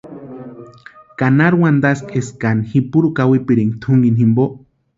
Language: Western Highland Purepecha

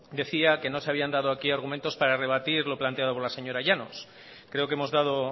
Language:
Spanish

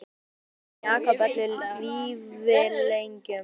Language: Icelandic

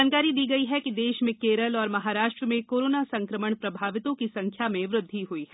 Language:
Hindi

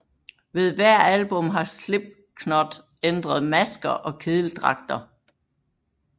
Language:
Danish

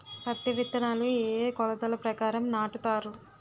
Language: Telugu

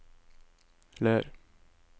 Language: Norwegian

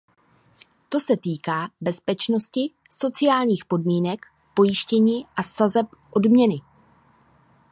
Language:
Czech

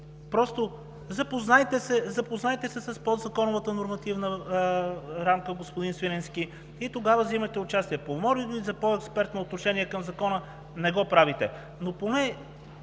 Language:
Bulgarian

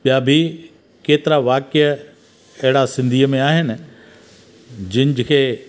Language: Sindhi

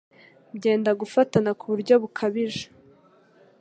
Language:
Kinyarwanda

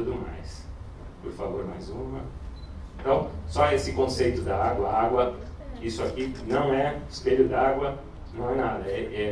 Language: Portuguese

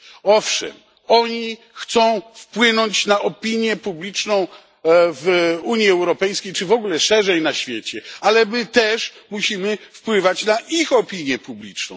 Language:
Polish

